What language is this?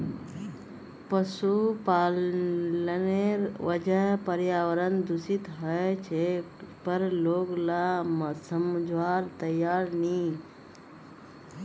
Magahi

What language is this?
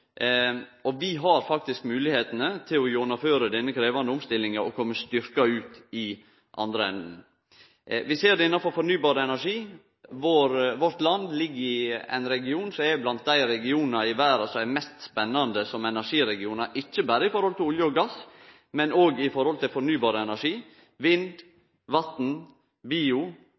Norwegian Nynorsk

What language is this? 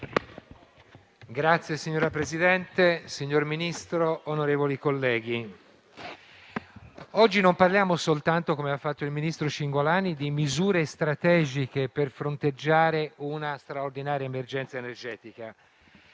Italian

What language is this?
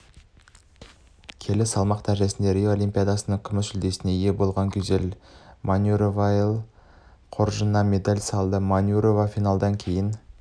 Kazakh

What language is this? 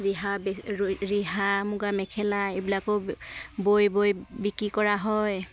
Assamese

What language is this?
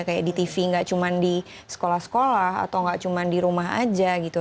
Indonesian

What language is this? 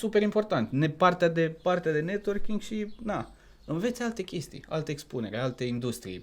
Romanian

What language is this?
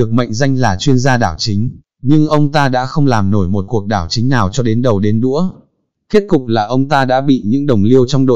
Vietnamese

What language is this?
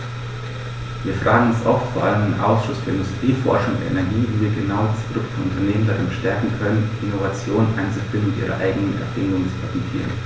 German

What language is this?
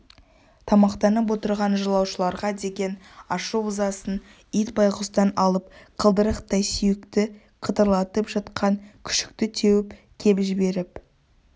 Kazakh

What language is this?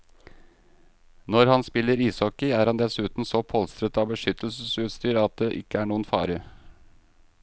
Norwegian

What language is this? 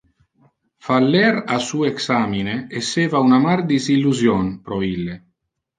Interlingua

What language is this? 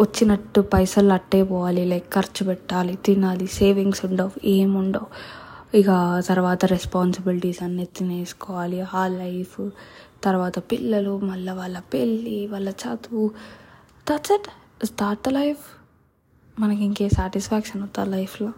Telugu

